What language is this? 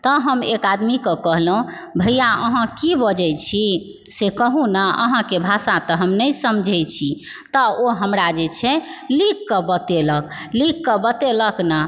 Maithili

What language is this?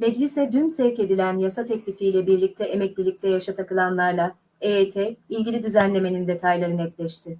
Turkish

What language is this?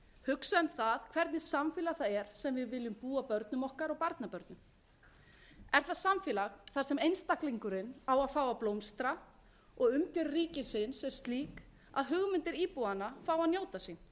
Icelandic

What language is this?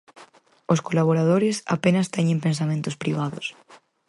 Galician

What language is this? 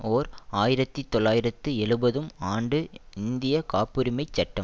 Tamil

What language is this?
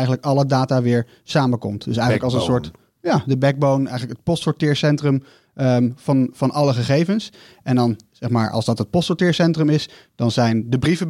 Dutch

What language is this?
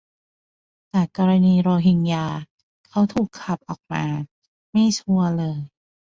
Thai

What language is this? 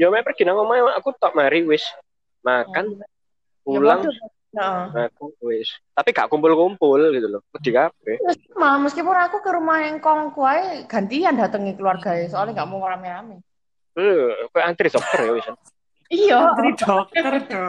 Indonesian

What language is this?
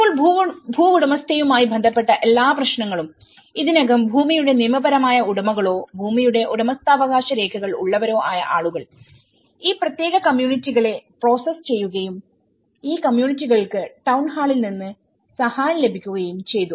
Malayalam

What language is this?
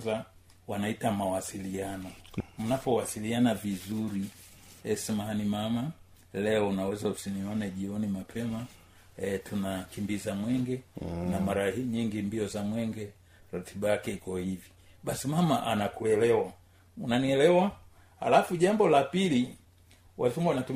Swahili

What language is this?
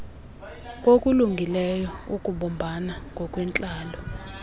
Xhosa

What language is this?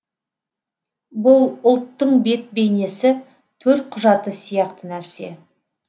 Kazakh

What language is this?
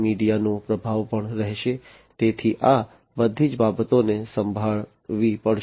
Gujarati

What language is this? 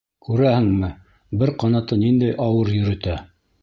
Bashkir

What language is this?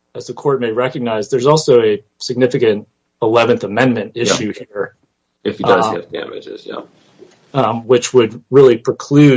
English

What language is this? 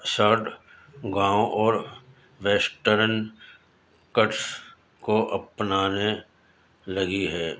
Urdu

